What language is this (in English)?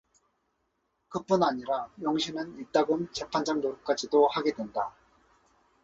Korean